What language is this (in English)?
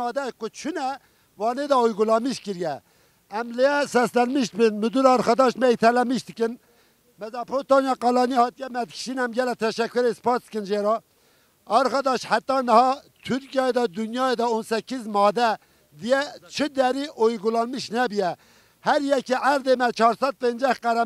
Turkish